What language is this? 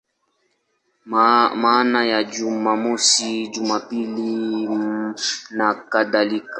Swahili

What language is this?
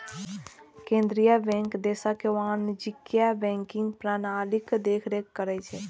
Maithili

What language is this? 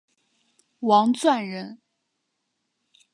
Chinese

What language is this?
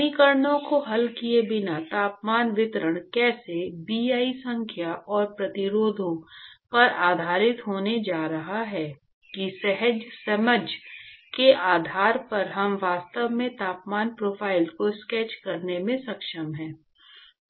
Hindi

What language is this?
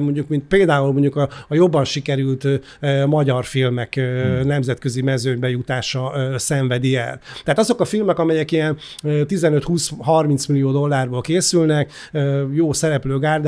Hungarian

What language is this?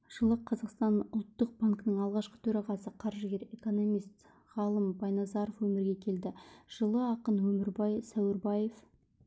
Kazakh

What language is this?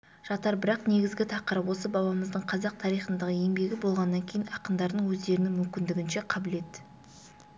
Kazakh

